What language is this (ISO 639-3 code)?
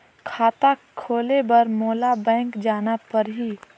hne